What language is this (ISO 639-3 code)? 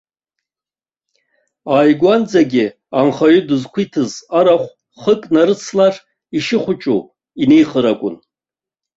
abk